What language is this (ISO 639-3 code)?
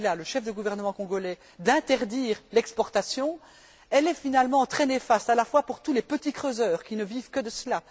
fra